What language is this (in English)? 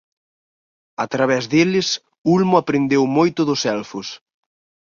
Galician